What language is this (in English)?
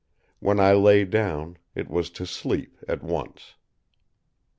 English